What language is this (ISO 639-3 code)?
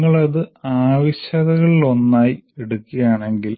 mal